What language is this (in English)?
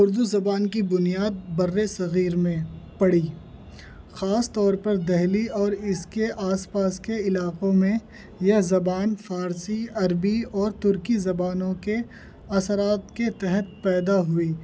Urdu